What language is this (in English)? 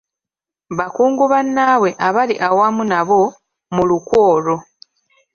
Ganda